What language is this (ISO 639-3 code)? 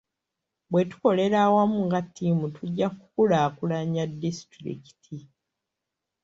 lug